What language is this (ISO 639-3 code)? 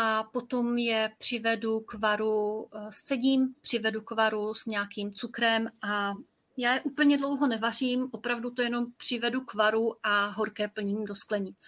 ces